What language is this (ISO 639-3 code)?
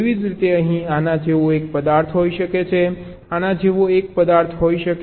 guj